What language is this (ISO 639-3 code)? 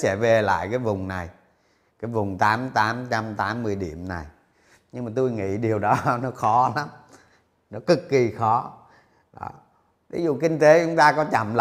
vie